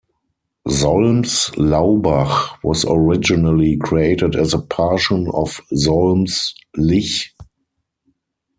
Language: English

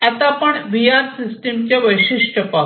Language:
Marathi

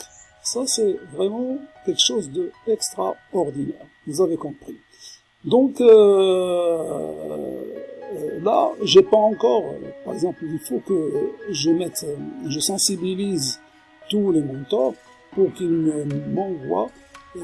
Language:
French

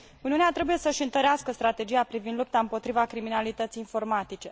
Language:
Romanian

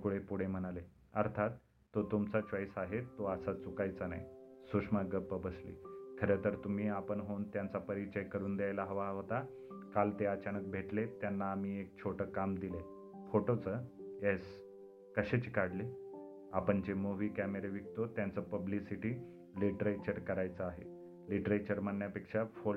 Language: Marathi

